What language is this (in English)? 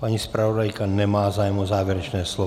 Czech